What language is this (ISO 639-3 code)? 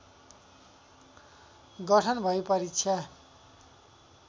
nep